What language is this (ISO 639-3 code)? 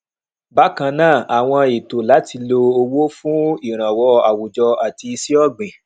yor